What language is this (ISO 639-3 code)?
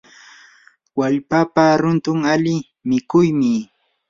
qur